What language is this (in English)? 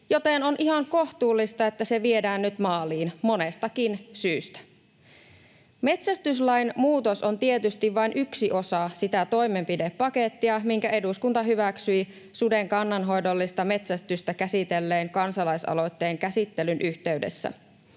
Finnish